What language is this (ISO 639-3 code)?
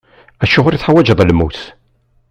kab